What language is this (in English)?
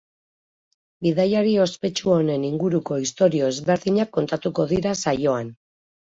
Basque